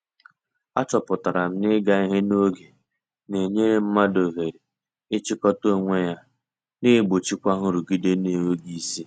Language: Igbo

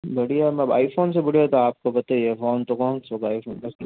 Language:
Hindi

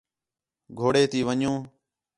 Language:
Khetrani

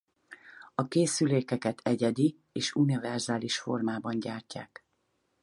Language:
Hungarian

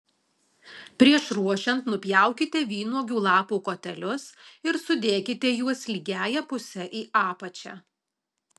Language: Lithuanian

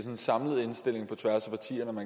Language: Danish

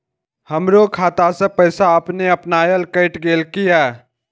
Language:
Maithili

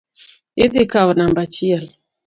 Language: Luo (Kenya and Tanzania)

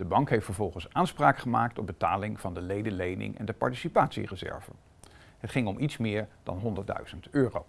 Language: Dutch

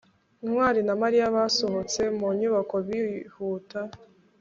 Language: Kinyarwanda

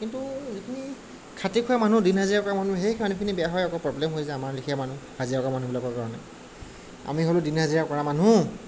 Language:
Assamese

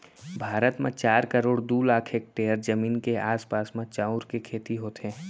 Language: Chhattisgarhi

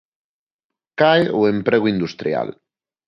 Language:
Galician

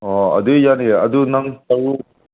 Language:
Manipuri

